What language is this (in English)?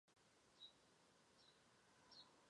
Chinese